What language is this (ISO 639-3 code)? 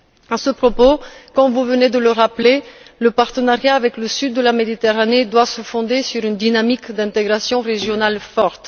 fra